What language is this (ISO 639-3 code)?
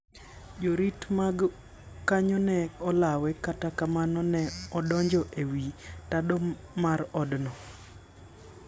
luo